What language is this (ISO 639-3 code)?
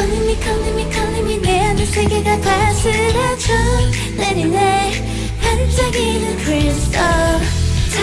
kor